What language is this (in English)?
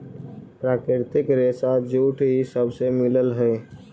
Magahi